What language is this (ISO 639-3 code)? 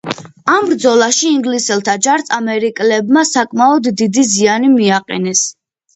kat